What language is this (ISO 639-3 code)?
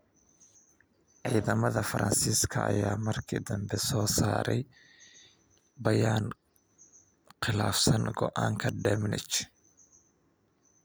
som